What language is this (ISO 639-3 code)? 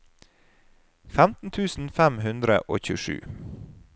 nor